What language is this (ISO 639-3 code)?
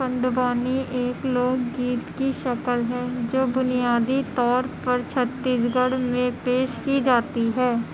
urd